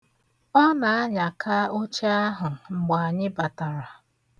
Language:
Igbo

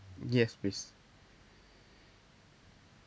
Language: English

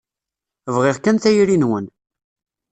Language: Kabyle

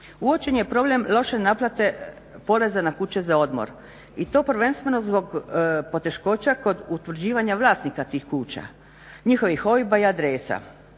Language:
Croatian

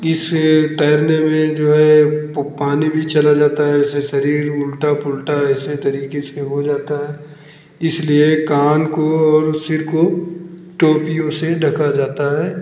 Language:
Hindi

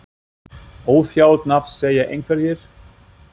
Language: Icelandic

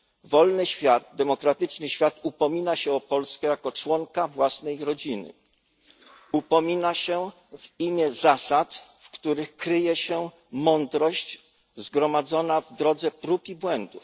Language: Polish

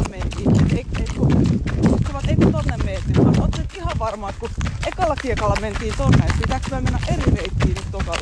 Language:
Finnish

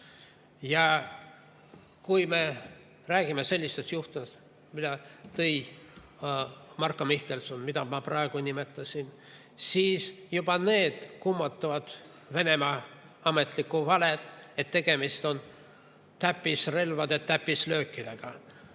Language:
Estonian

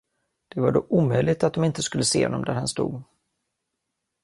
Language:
Swedish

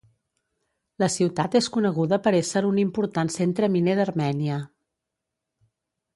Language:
Catalan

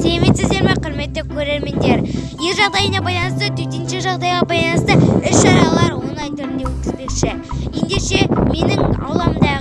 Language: Kazakh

